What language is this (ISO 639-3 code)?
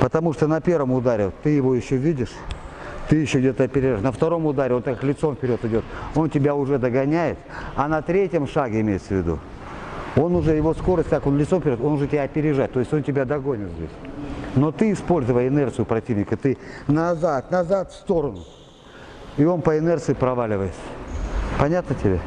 rus